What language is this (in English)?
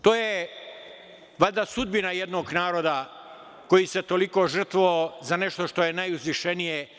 Serbian